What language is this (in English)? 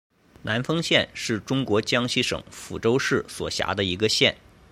Chinese